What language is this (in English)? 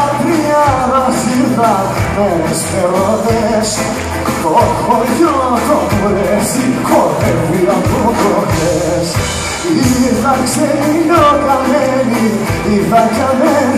Greek